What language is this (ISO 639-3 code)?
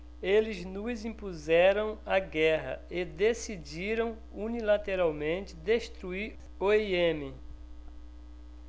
por